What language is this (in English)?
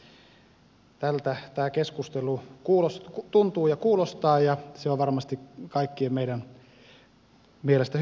Finnish